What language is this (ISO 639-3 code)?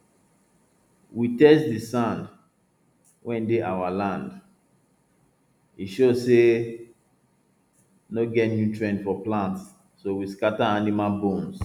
pcm